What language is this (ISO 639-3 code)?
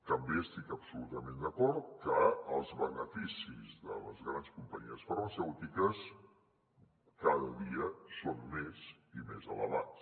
cat